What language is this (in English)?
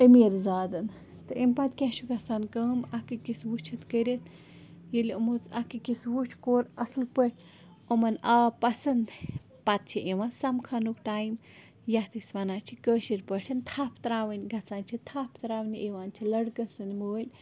Kashmiri